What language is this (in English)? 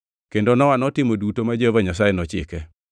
Luo (Kenya and Tanzania)